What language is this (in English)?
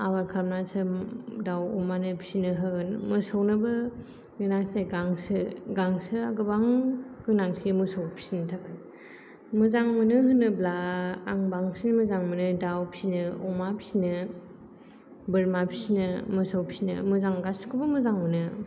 Bodo